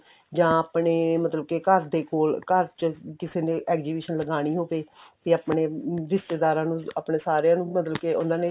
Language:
Punjabi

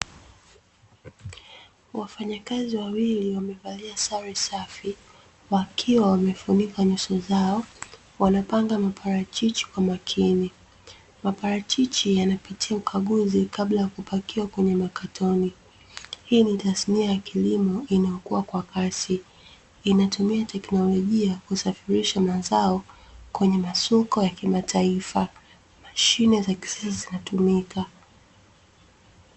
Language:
Swahili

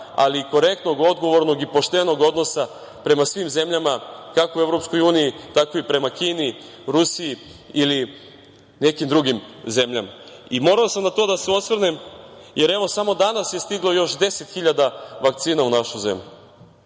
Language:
Serbian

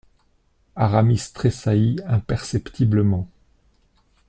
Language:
French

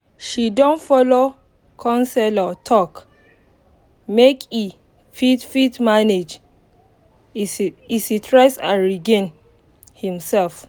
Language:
Nigerian Pidgin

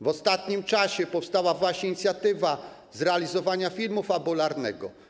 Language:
Polish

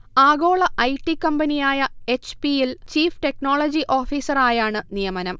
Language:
Malayalam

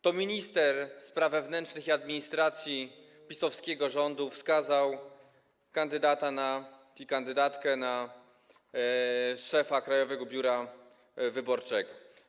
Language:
Polish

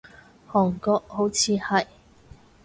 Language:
Cantonese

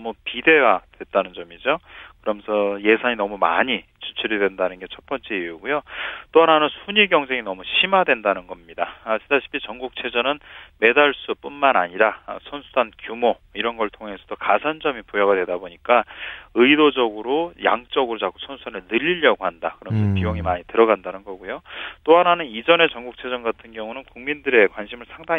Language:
Korean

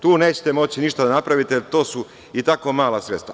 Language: Serbian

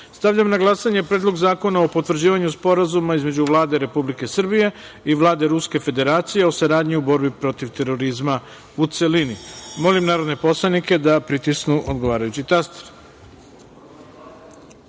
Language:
Serbian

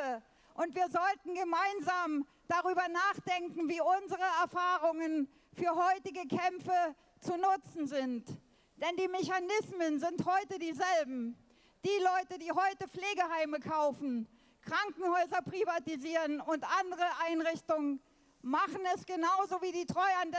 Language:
German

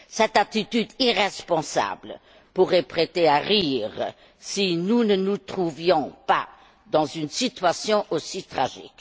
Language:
French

